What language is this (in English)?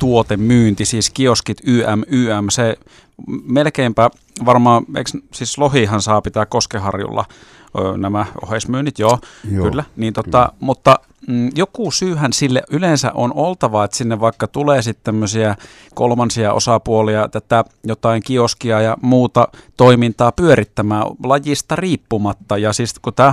Finnish